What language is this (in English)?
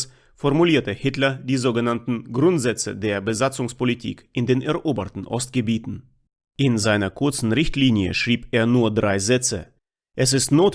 German